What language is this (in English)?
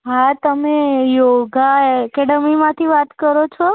Gujarati